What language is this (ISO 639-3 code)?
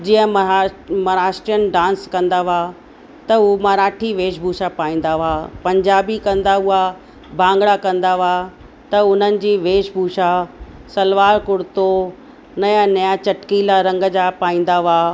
snd